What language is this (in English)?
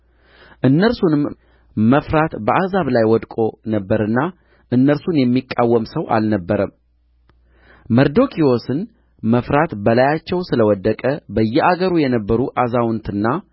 Amharic